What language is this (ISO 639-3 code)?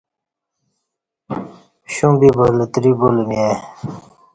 bsh